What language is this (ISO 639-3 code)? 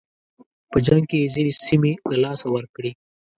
pus